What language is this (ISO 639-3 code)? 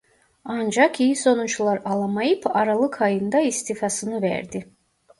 tur